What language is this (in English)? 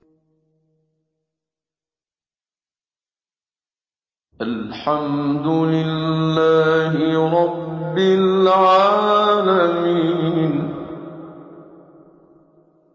Arabic